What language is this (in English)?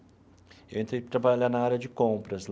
Portuguese